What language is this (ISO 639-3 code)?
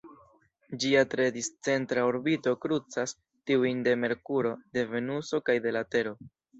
epo